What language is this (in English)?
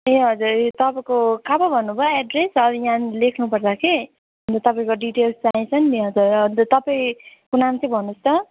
Nepali